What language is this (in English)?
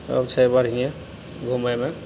Maithili